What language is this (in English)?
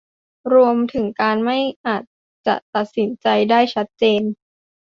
Thai